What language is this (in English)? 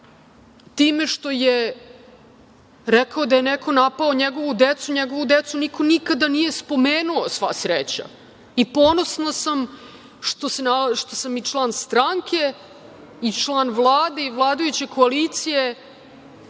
Serbian